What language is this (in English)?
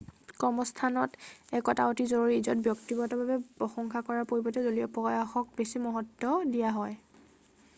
Assamese